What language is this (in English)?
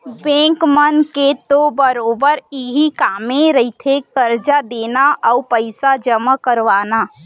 Chhattisgarhi